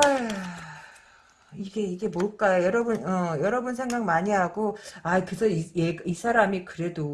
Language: Korean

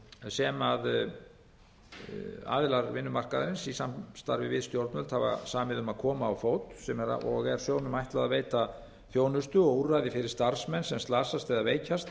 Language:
Icelandic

